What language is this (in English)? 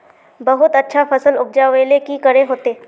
Magahi